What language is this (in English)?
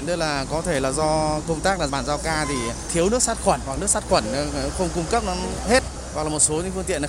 Vietnamese